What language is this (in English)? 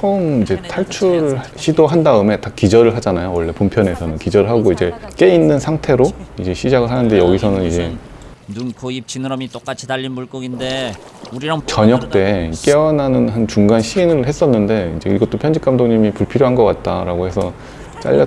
Korean